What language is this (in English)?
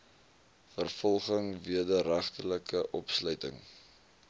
Afrikaans